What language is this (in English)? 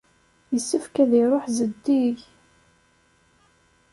Kabyle